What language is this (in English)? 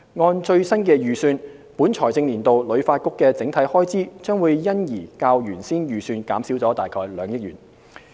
Cantonese